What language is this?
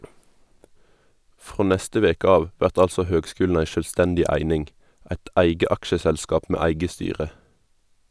Norwegian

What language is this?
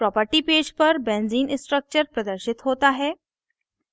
Hindi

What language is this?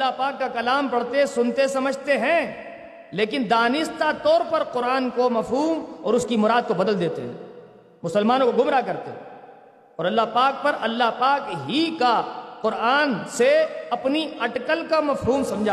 Urdu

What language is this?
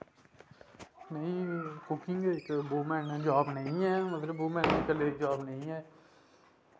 Dogri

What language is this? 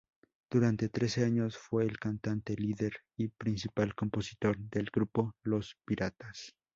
Spanish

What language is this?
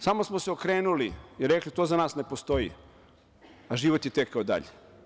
Serbian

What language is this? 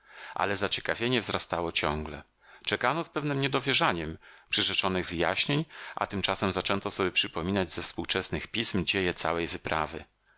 Polish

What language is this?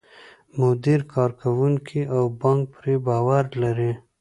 Pashto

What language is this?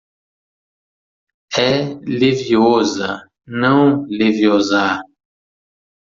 Portuguese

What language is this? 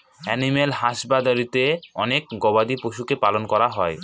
Bangla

